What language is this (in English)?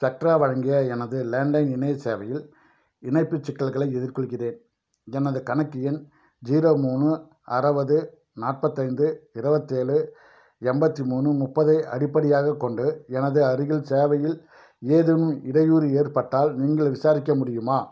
Tamil